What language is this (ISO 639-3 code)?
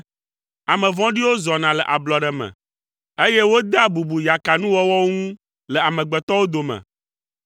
ewe